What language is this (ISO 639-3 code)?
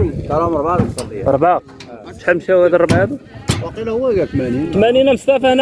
ara